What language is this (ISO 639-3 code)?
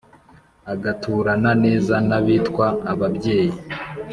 kin